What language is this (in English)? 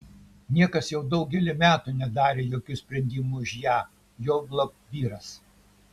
Lithuanian